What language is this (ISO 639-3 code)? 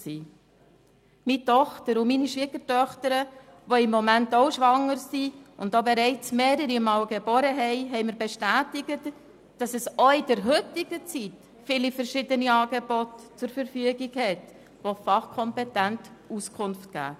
gsw